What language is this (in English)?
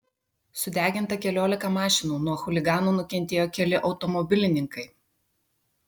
Lithuanian